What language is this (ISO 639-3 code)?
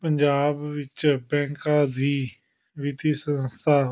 pan